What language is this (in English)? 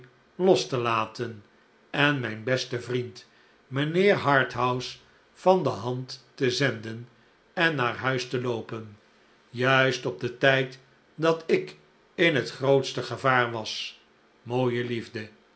Dutch